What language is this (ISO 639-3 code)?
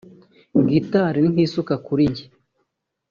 kin